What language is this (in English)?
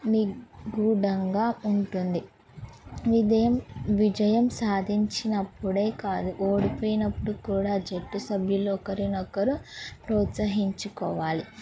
Telugu